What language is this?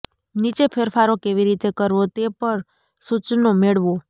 Gujarati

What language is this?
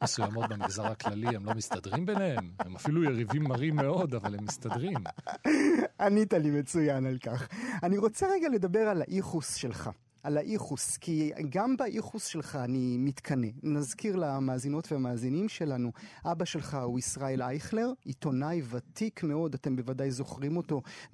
Hebrew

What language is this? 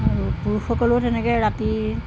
Assamese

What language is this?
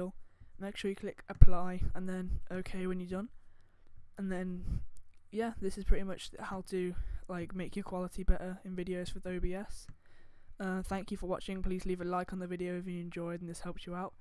English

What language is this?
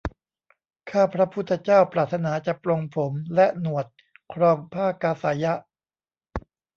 Thai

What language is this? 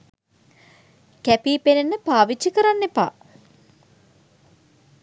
Sinhala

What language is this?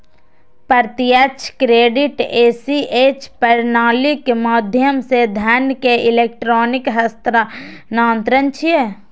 Maithili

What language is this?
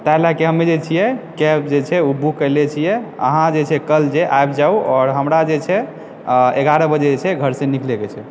Maithili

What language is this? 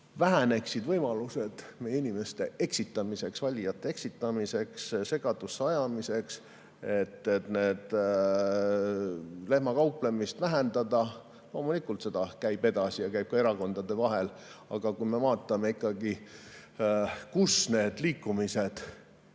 Estonian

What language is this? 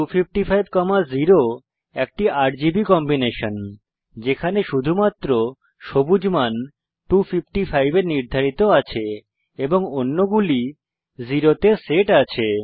Bangla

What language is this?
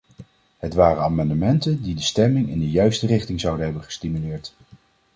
Dutch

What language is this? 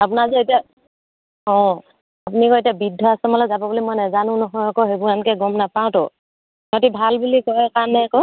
Assamese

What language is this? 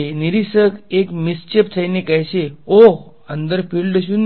Gujarati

